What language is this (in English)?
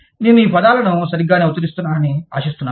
Telugu